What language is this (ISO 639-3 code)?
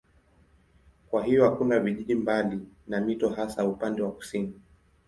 swa